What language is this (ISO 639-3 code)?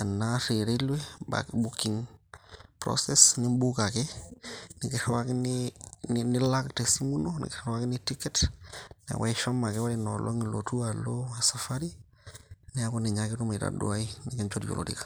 mas